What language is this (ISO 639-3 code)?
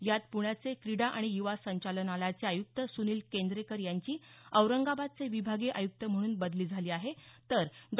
mar